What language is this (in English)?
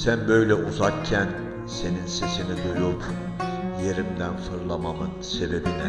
Turkish